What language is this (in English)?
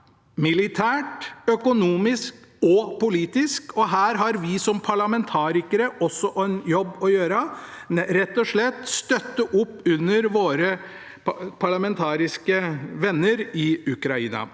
Norwegian